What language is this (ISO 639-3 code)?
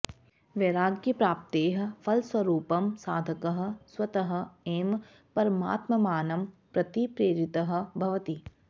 san